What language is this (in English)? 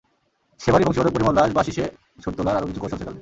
Bangla